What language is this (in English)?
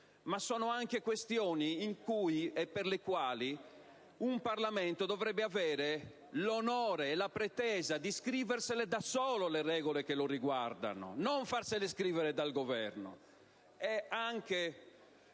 Italian